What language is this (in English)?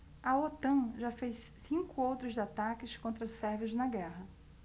Portuguese